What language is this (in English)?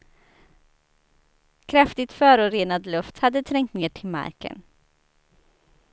Swedish